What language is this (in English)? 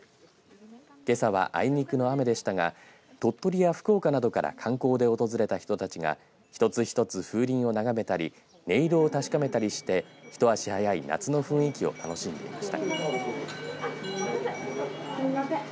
Japanese